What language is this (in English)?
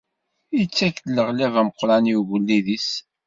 Kabyle